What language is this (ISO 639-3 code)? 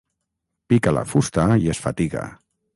cat